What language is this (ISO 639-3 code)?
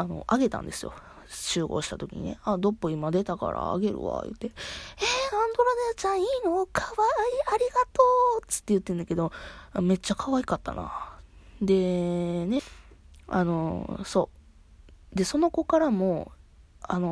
jpn